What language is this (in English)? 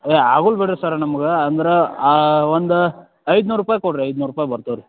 Kannada